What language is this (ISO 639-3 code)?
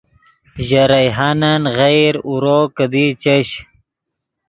ydg